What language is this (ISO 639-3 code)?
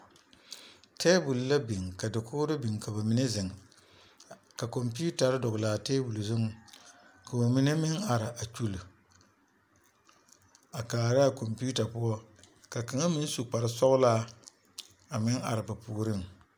dga